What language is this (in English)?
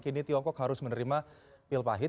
Indonesian